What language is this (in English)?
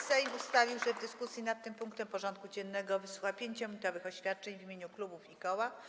Polish